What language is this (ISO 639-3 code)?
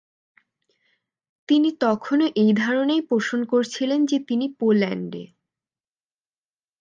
ben